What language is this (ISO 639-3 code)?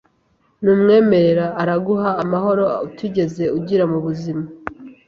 kin